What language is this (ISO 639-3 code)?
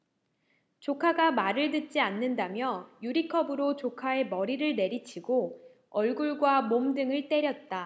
kor